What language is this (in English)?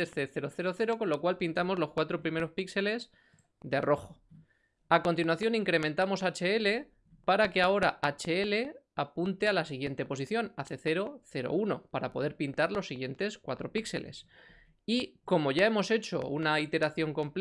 Spanish